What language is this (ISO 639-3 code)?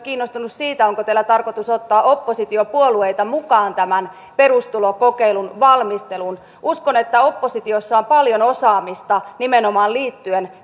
fin